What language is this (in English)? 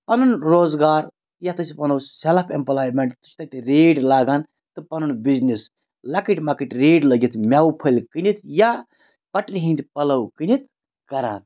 Kashmiri